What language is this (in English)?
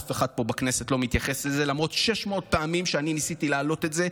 Hebrew